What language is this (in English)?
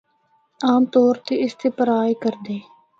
Northern Hindko